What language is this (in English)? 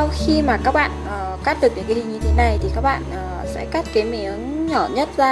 Vietnamese